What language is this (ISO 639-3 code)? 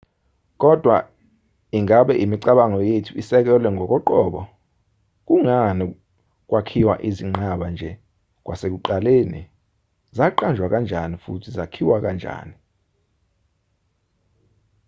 zul